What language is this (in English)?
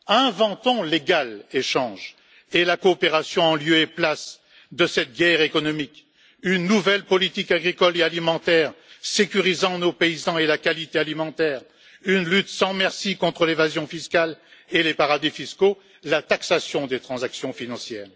French